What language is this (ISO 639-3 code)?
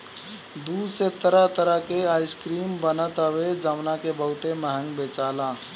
bho